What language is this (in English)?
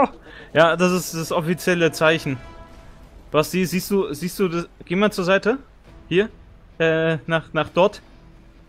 German